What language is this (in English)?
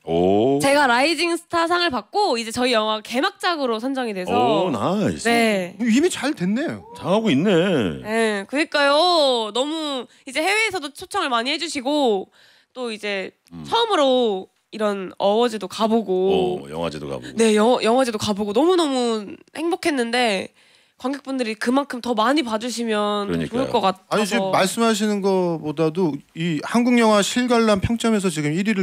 Korean